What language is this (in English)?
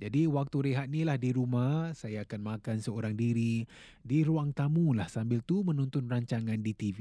Malay